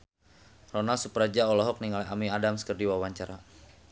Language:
Sundanese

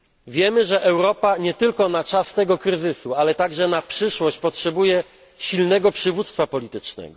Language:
Polish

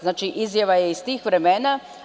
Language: Serbian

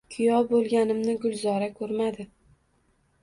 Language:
Uzbek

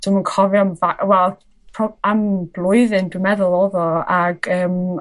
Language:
Welsh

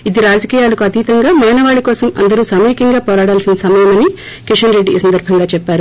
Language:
Telugu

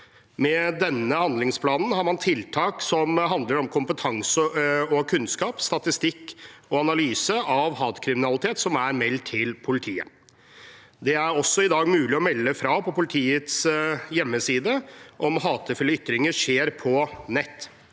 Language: Norwegian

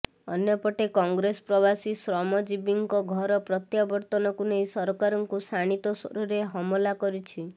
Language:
Odia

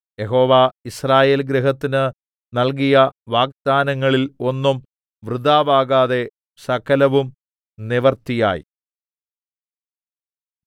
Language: Malayalam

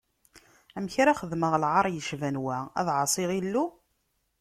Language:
Kabyle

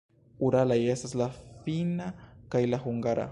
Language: Esperanto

